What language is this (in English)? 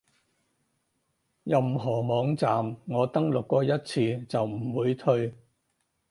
Cantonese